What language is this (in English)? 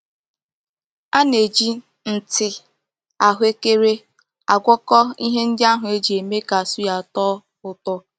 Igbo